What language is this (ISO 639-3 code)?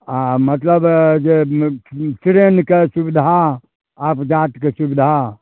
mai